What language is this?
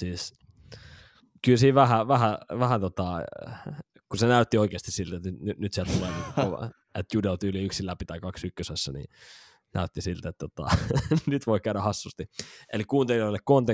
Finnish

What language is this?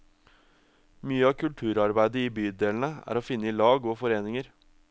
Norwegian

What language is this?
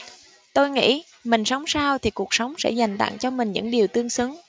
Vietnamese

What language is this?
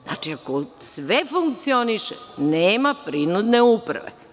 Serbian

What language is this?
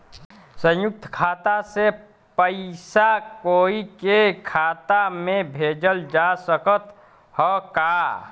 Bhojpuri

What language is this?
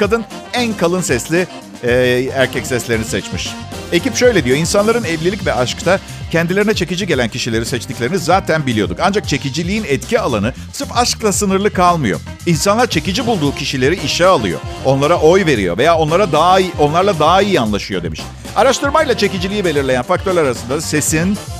Turkish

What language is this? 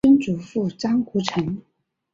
Chinese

